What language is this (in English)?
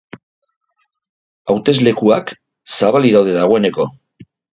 Basque